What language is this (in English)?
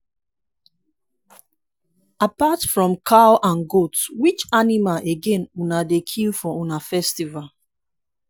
Nigerian Pidgin